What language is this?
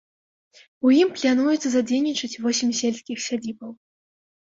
Belarusian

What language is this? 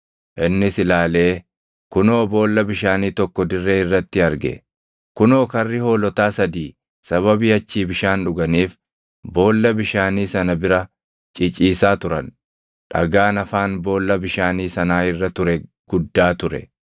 Oromo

